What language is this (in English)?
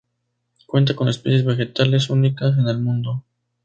Spanish